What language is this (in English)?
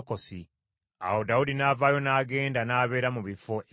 Ganda